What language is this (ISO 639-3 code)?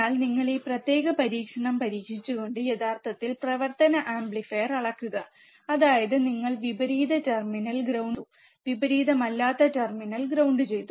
mal